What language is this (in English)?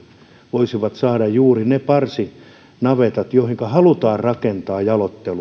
Finnish